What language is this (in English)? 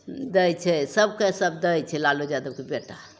Maithili